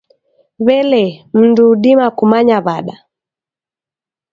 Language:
Taita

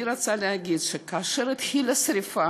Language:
Hebrew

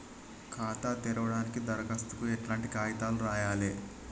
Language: Telugu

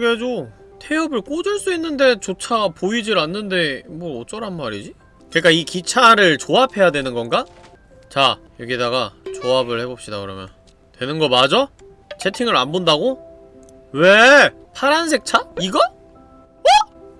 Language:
Korean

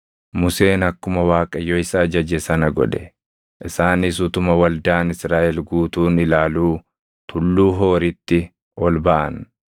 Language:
Oromo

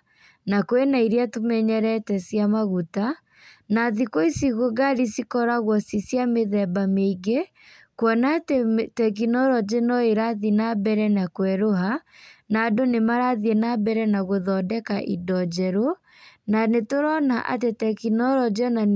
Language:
Kikuyu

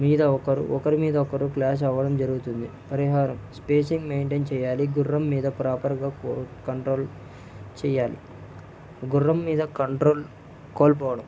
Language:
Telugu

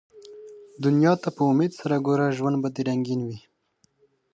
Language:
Pashto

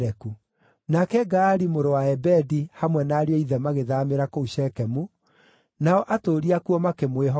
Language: Kikuyu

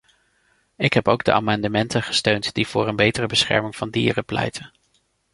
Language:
Dutch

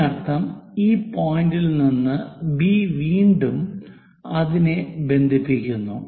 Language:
Malayalam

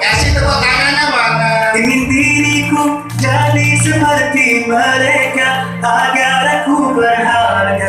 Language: Indonesian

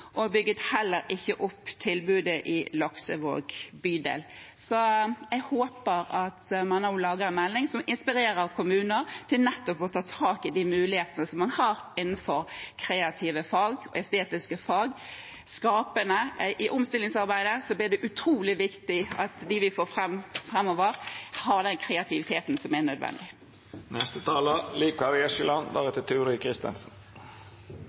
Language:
Norwegian Bokmål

